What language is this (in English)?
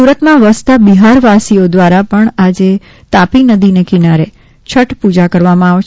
Gujarati